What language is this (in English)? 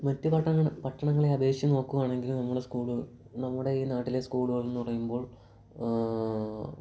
Malayalam